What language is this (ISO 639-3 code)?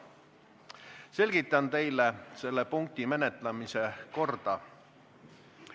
est